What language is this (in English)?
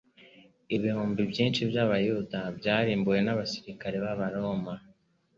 Kinyarwanda